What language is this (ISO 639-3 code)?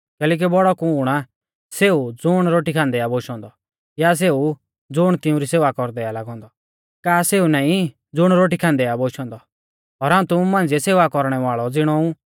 bfz